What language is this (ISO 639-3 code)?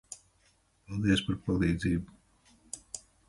lav